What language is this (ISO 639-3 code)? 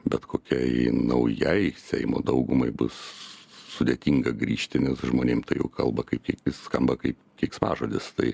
lit